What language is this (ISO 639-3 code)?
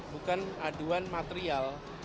ind